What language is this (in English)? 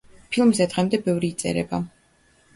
Georgian